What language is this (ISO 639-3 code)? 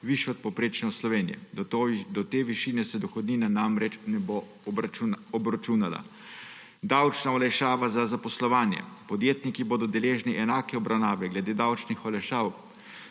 slv